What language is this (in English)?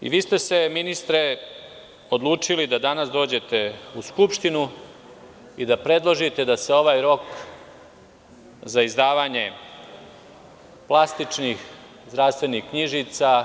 Serbian